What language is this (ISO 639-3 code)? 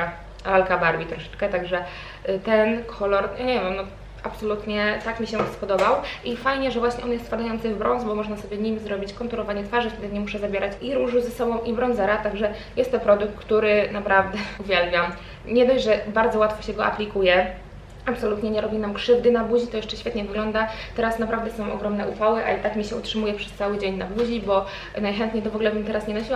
pol